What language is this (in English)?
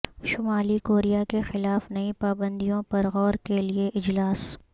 Urdu